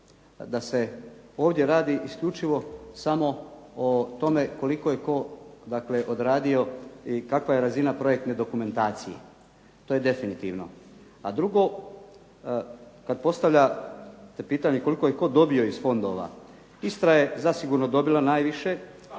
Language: Croatian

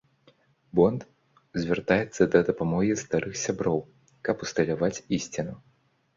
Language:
Belarusian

